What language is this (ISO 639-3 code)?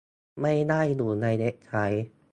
tha